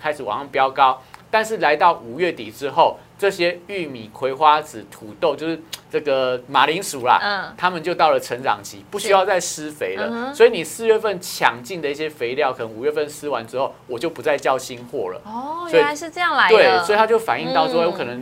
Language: Chinese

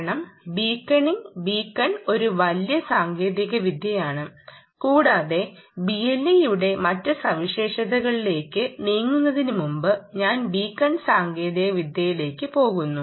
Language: Malayalam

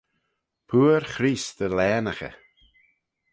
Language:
Manx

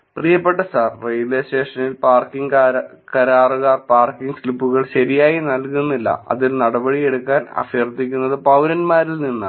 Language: Malayalam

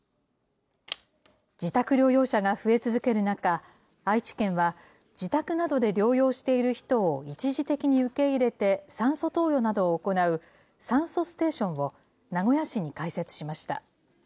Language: Japanese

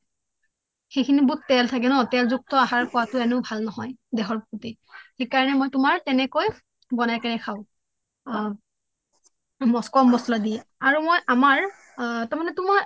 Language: Assamese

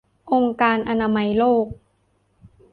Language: Thai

